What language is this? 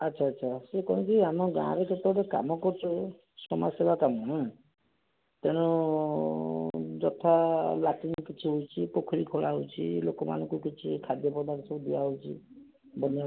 Odia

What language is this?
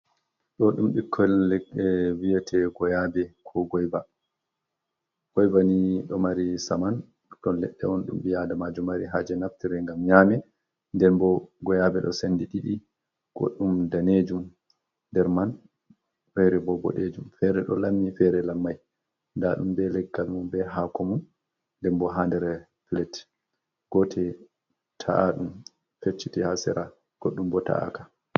Fula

